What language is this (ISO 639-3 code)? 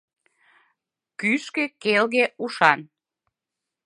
chm